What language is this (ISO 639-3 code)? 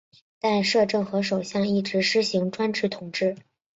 zho